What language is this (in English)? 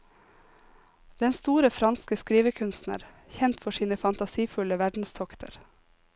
Norwegian